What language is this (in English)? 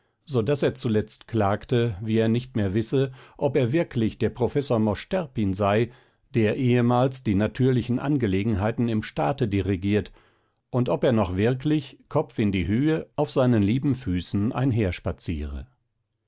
German